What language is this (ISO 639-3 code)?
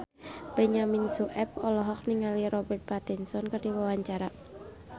sun